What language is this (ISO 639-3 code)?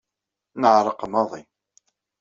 kab